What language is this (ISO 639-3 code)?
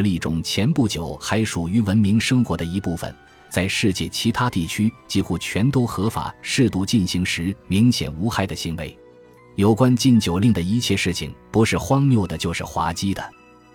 zho